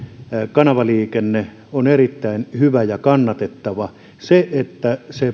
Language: Finnish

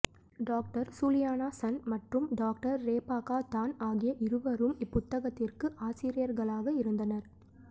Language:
Tamil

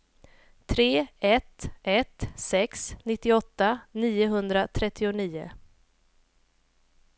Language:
Swedish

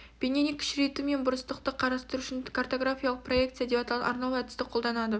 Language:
Kazakh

